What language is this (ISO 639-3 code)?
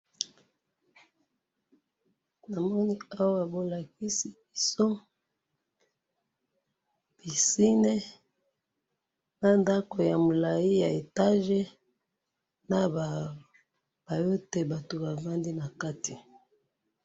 lin